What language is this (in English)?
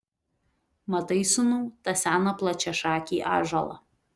Lithuanian